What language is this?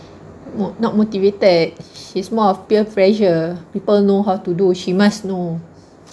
English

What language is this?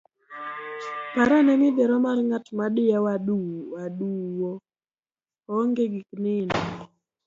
Luo (Kenya and Tanzania)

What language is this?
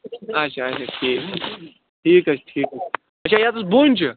Kashmiri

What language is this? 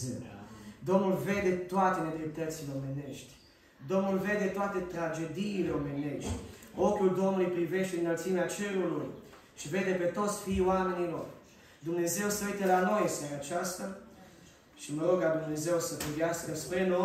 Romanian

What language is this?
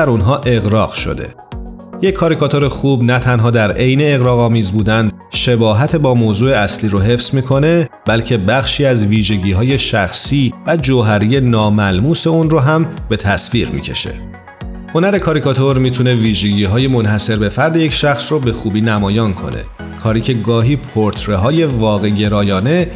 Persian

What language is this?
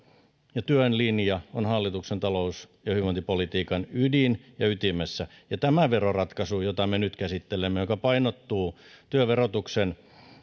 Finnish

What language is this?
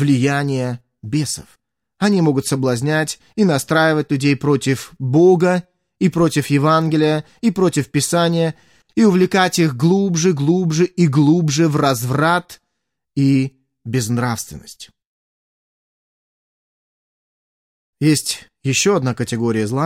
Russian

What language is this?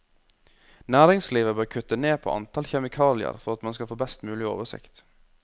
Norwegian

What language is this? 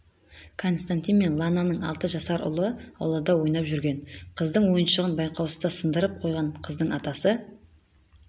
Kazakh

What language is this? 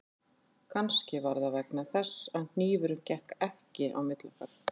Icelandic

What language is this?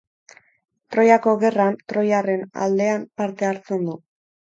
Basque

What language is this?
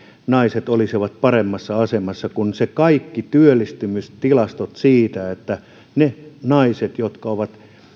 Finnish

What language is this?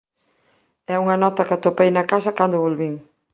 Galician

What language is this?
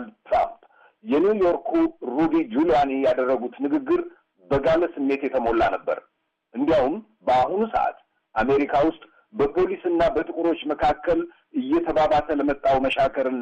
Amharic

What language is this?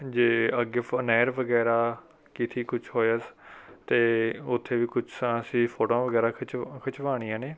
Punjabi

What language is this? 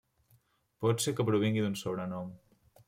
Catalan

